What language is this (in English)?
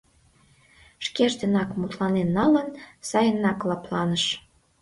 Mari